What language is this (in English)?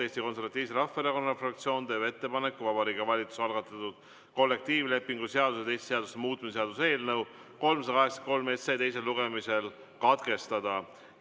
Estonian